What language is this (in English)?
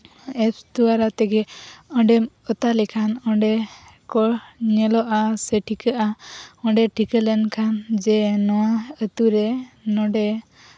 Santali